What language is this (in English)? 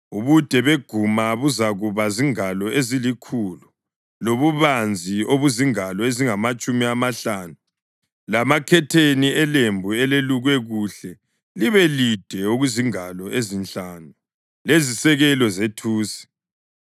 North Ndebele